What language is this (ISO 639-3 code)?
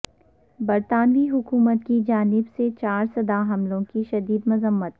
urd